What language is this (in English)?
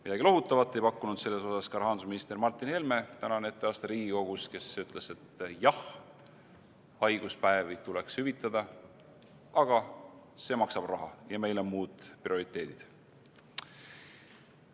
Estonian